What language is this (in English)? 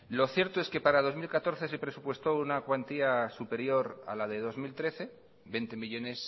Spanish